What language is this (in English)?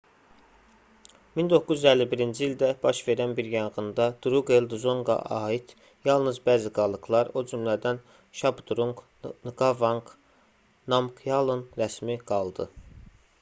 Azerbaijani